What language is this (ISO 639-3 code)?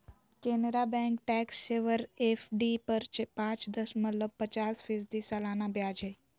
mag